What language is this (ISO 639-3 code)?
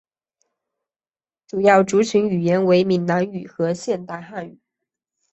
zho